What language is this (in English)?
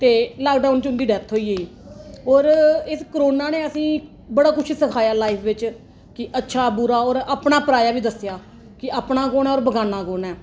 Dogri